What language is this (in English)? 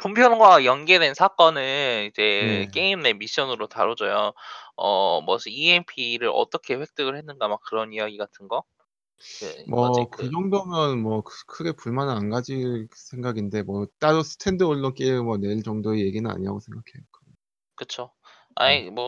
Korean